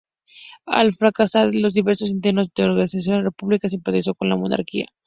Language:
Spanish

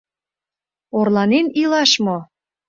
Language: Mari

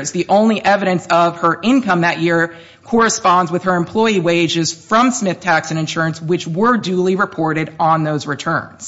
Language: English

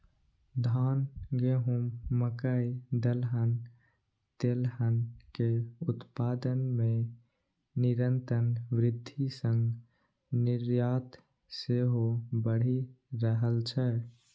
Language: Maithili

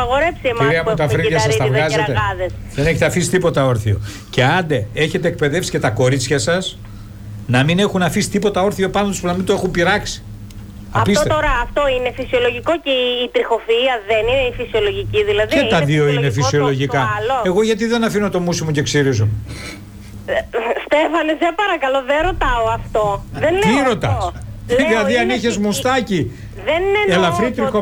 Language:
Greek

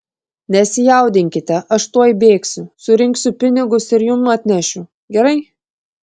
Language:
Lithuanian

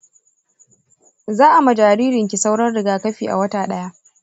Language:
Hausa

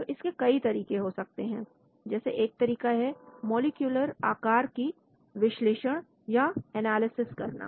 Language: Hindi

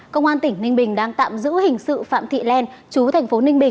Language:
Vietnamese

